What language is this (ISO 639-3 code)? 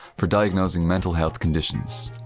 eng